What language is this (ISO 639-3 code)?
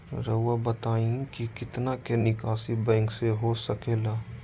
mag